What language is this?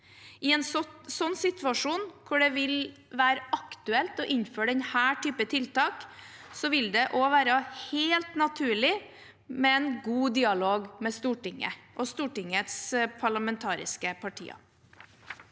Norwegian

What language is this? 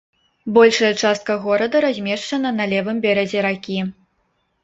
Belarusian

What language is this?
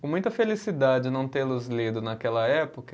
Portuguese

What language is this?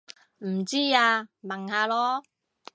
Cantonese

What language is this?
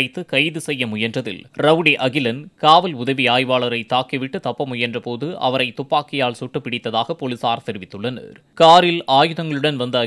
Korean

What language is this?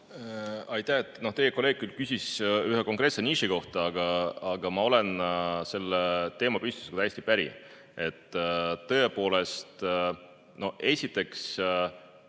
Estonian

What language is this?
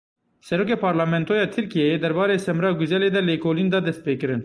Kurdish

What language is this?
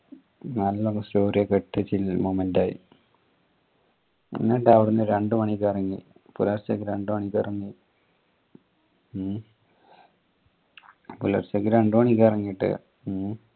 Malayalam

